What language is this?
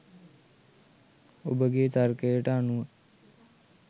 Sinhala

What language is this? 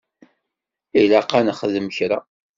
Kabyle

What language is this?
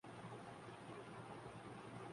Urdu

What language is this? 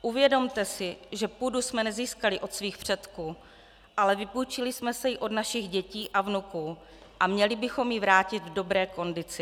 Czech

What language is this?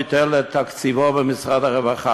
Hebrew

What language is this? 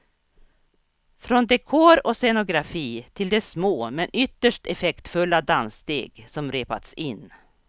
Swedish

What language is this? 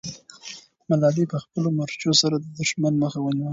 Pashto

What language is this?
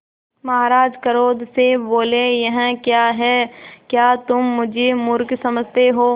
Hindi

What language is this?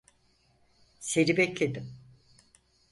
Turkish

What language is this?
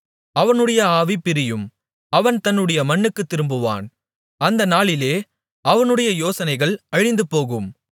Tamil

